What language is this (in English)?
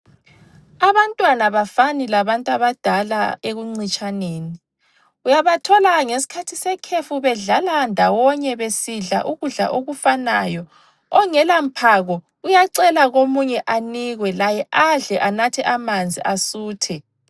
North Ndebele